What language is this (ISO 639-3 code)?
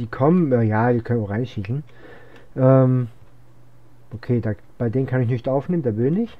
deu